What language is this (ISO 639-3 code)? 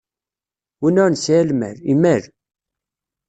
kab